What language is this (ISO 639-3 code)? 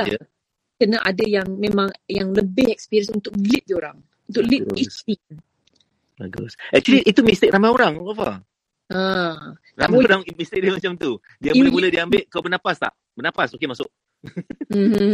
msa